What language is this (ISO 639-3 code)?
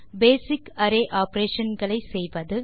tam